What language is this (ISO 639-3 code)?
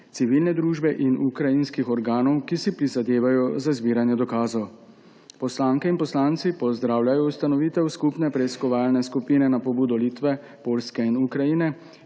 slv